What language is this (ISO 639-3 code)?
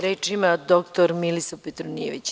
srp